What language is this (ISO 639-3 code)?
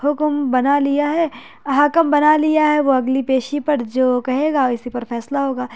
urd